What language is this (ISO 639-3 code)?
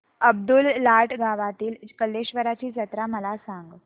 mar